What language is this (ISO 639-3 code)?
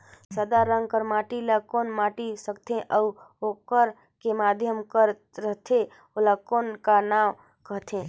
hne